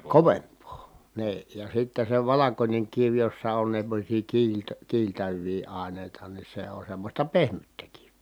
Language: Finnish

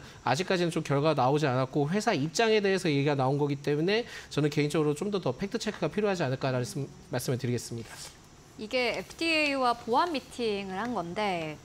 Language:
Korean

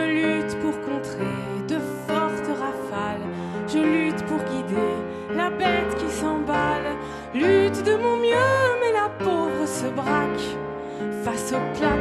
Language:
French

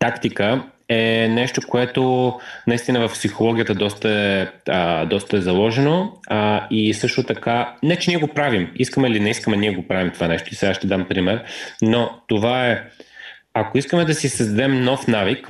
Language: Bulgarian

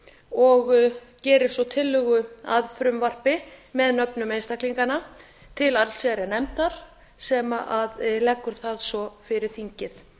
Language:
Icelandic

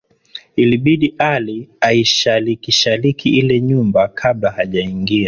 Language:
Swahili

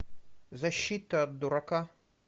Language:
Russian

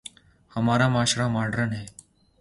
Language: Urdu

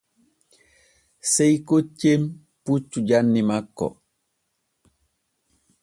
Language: Borgu Fulfulde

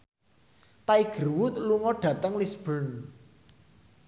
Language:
Javanese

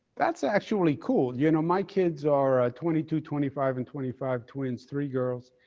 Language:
English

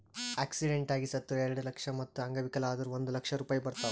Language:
Kannada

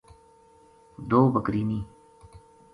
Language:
Gujari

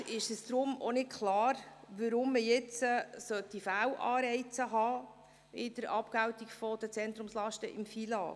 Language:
Swiss German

